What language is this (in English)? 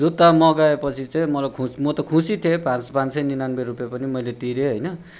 Nepali